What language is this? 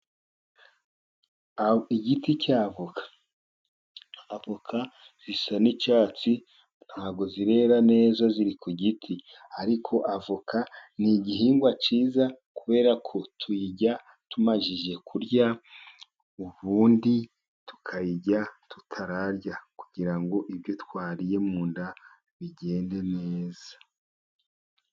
Kinyarwanda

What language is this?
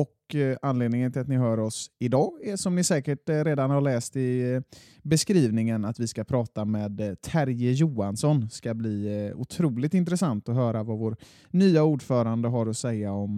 Swedish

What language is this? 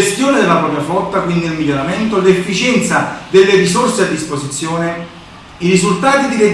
Italian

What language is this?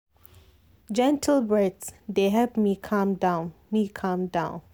Nigerian Pidgin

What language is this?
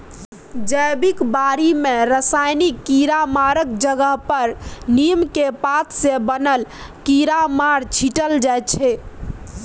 Maithili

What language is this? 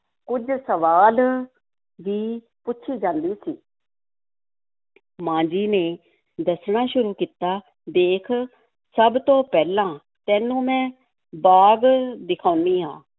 Punjabi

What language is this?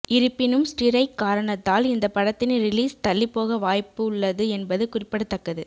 Tamil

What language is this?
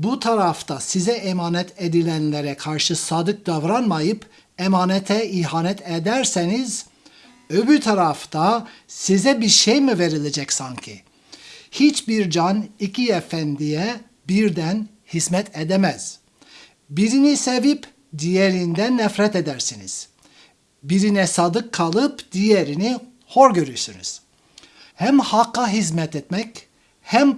Turkish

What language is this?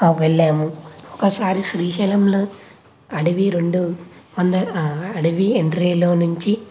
Telugu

